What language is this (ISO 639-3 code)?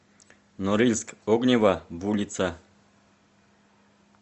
rus